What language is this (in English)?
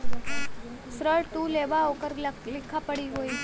Bhojpuri